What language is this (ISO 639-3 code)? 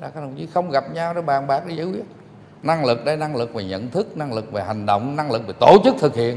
vie